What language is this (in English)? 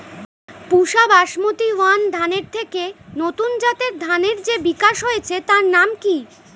Bangla